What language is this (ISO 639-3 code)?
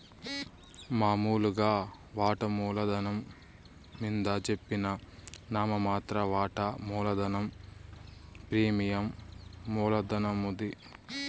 tel